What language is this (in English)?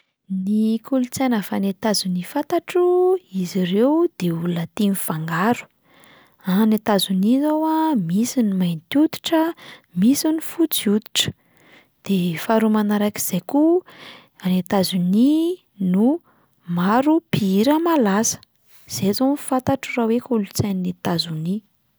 Malagasy